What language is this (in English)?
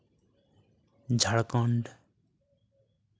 Santali